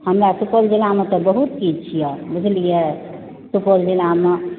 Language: Maithili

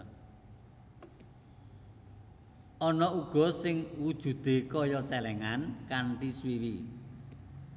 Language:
Javanese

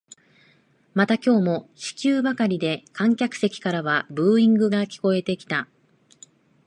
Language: Japanese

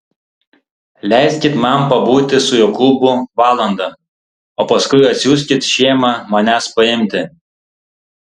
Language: Lithuanian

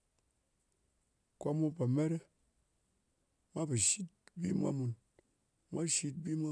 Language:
Ngas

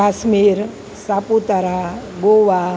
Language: Gujarati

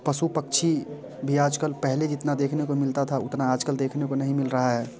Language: Hindi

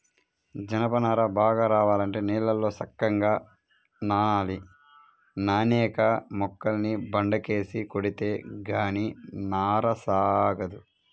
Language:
Telugu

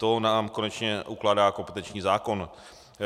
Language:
Czech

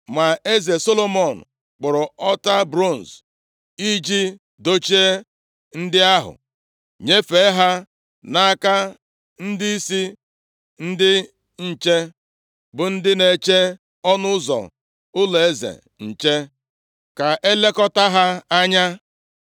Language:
Igbo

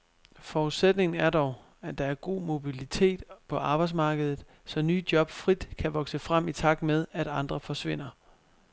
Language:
Danish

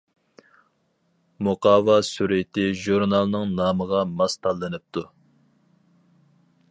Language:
Uyghur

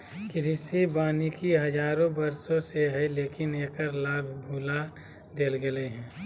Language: Magahi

